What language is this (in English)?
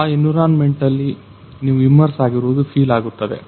Kannada